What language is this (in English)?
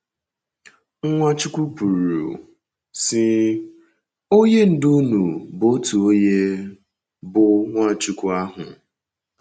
Igbo